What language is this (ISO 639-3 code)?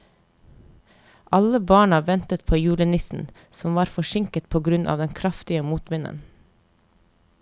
nor